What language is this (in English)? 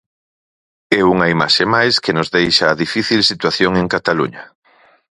Galician